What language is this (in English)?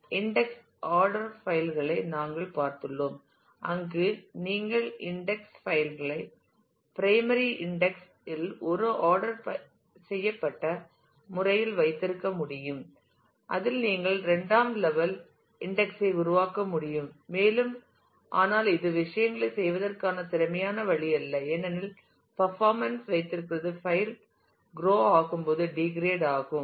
Tamil